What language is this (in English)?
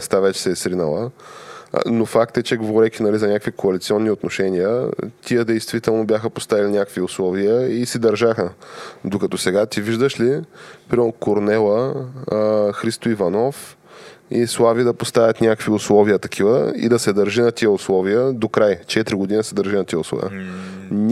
Bulgarian